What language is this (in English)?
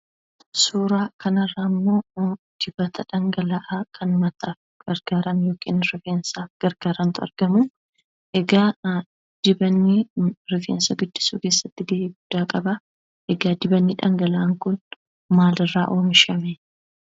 Oromo